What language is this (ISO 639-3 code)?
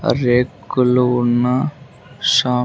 tel